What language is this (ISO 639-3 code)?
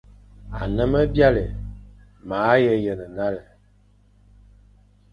fan